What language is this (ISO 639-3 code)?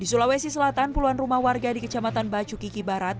ind